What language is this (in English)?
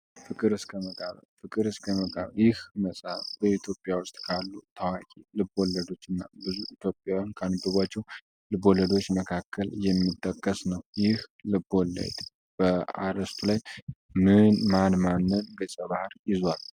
Amharic